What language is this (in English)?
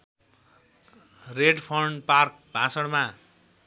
Nepali